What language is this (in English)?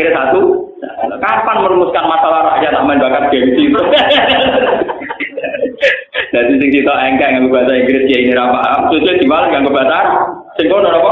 Indonesian